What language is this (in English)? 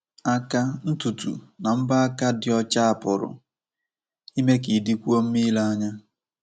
Igbo